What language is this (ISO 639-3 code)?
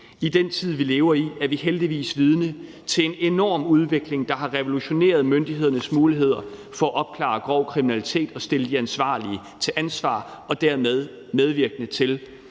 dan